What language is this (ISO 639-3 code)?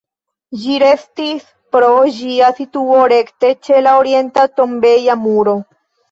epo